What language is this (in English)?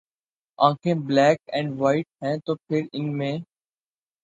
Urdu